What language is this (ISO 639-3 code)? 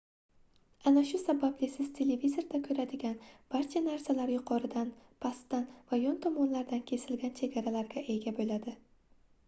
uzb